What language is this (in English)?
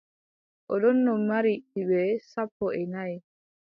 Adamawa Fulfulde